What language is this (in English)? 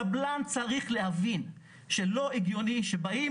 Hebrew